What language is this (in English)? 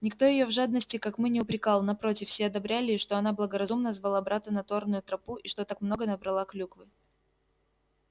Russian